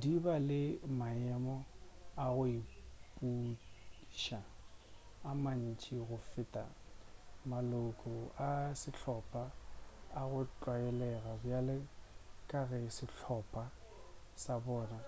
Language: Northern Sotho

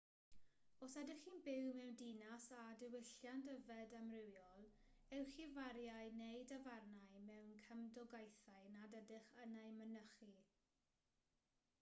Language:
Welsh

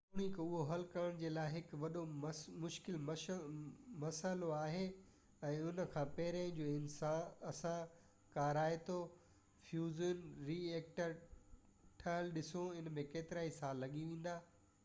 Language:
Sindhi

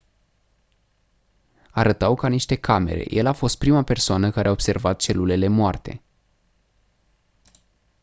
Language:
Romanian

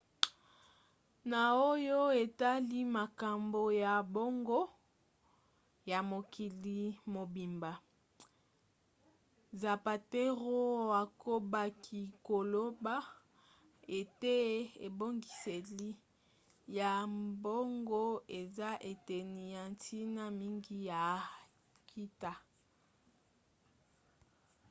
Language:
Lingala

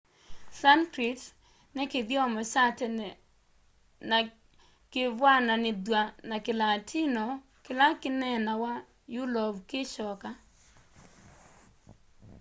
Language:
Kamba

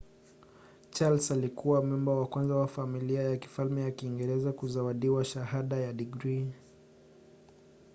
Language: Swahili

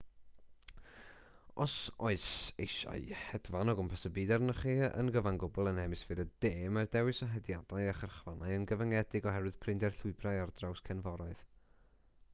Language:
Welsh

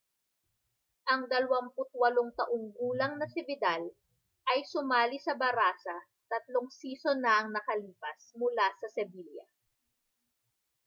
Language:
Filipino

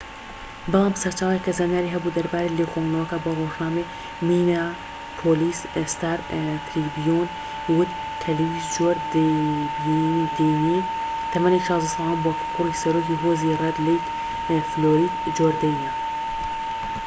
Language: Central Kurdish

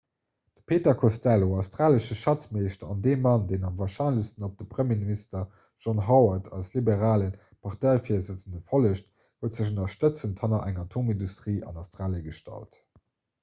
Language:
Luxembourgish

